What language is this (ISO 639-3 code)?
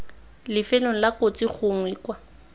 tsn